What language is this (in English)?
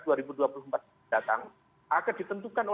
Indonesian